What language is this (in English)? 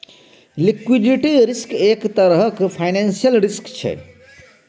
Maithili